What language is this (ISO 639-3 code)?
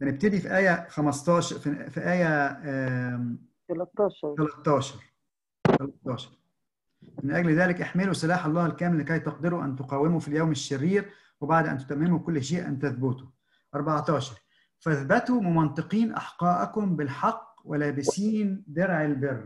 ara